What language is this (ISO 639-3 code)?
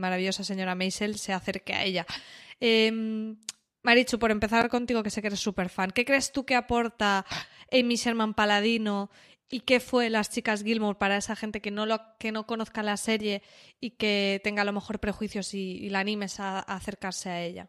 spa